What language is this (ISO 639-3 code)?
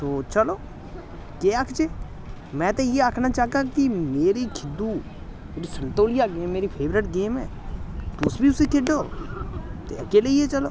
doi